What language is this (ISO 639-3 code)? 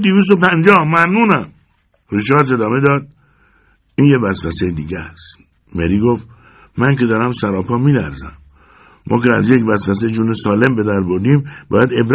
fas